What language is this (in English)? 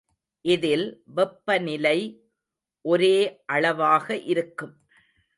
Tamil